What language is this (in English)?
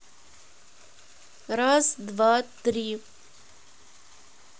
Russian